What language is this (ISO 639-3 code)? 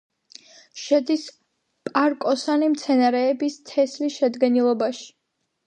kat